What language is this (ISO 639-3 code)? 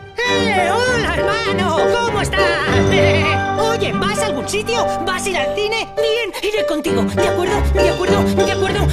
spa